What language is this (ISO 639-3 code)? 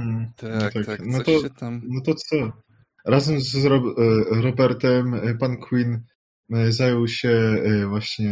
pol